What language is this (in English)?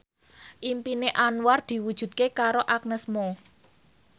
Javanese